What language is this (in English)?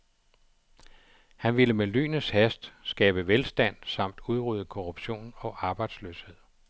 Danish